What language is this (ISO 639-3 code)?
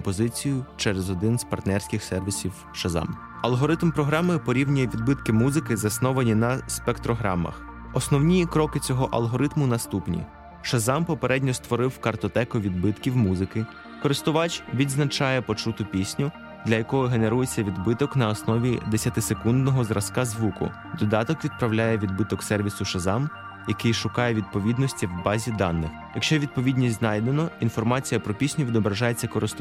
ukr